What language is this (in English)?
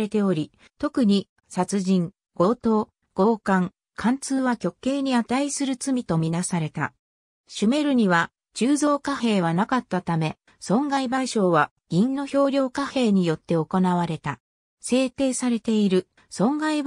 Japanese